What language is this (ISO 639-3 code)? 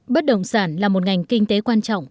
vie